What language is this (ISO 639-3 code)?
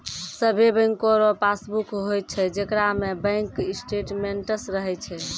mai